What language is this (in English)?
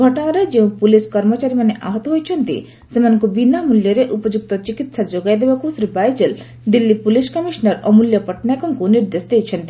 Odia